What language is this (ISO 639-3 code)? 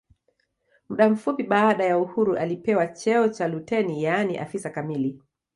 swa